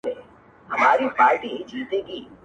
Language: Pashto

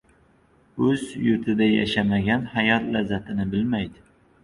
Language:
Uzbek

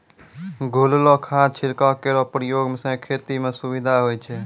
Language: Maithili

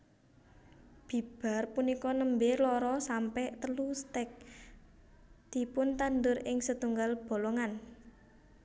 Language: Javanese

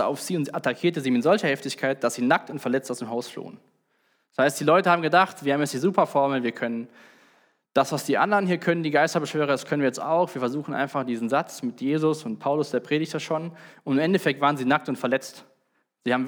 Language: German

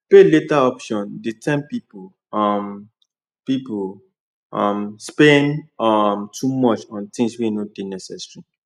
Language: Nigerian Pidgin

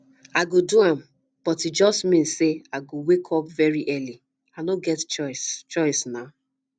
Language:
Nigerian Pidgin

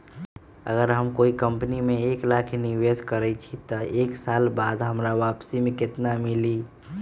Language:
Magahi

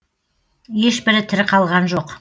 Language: Kazakh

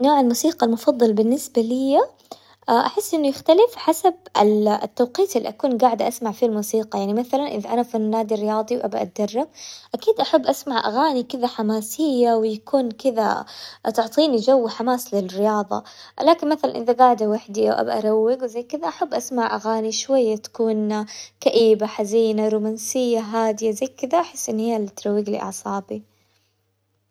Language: Hijazi Arabic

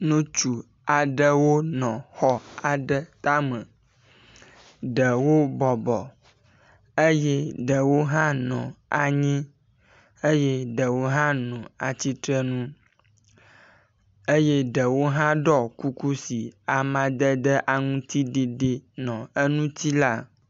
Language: Ewe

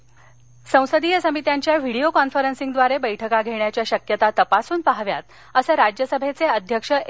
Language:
Marathi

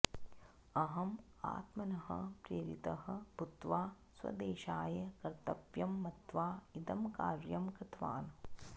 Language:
Sanskrit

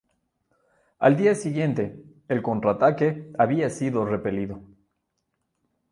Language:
Spanish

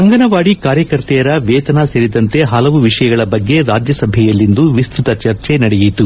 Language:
Kannada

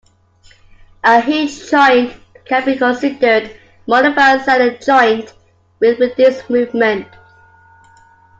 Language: English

